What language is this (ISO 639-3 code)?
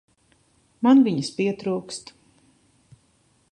lav